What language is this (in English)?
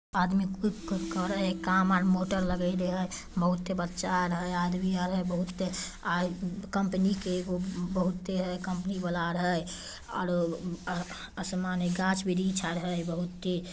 Magahi